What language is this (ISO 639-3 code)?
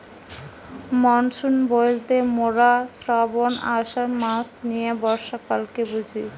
ben